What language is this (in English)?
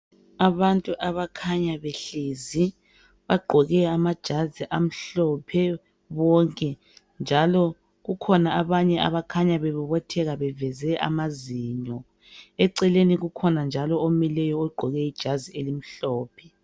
North Ndebele